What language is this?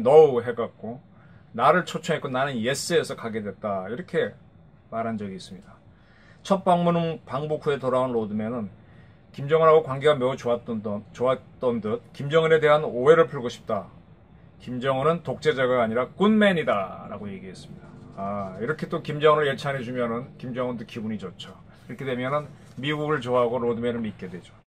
Korean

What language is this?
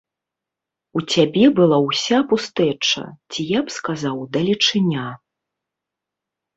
Belarusian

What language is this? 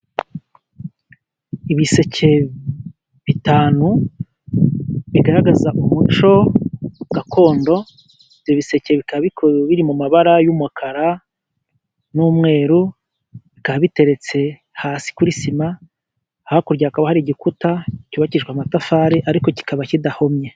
Kinyarwanda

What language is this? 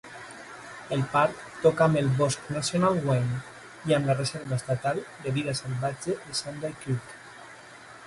Catalan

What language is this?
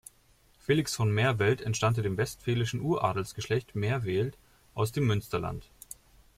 German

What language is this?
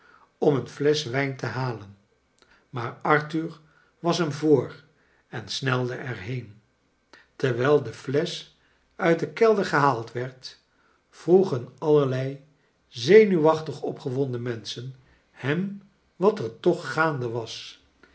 Dutch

